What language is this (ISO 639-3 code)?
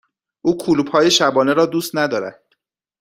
fas